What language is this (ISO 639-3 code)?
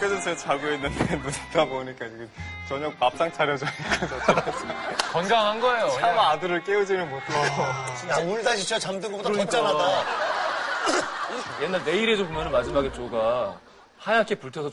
kor